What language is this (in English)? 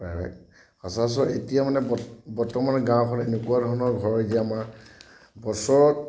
Assamese